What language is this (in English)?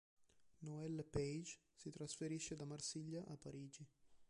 Italian